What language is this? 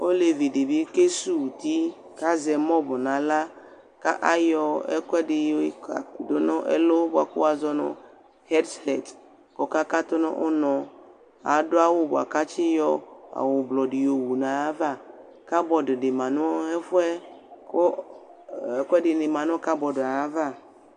Ikposo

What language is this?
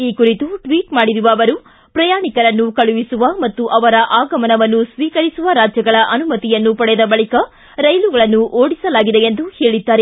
Kannada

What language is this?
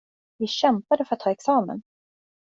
Swedish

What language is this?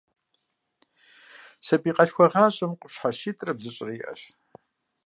Kabardian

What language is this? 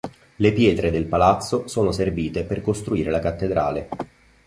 Italian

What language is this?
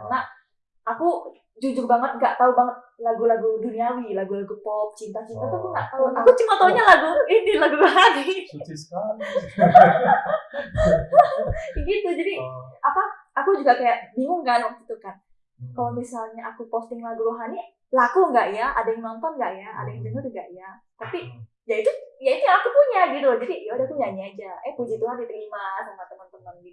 Indonesian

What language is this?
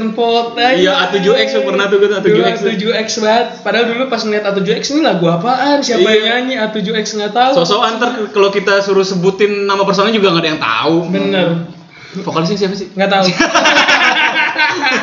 Indonesian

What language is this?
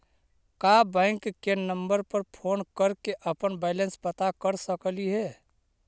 Magahi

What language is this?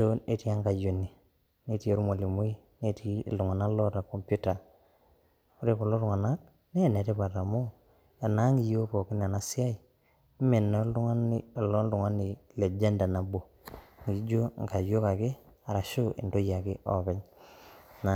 Masai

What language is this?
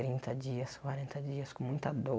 Portuguese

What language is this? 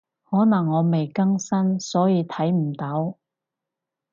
Cantonese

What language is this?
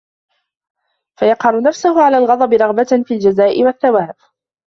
Arabic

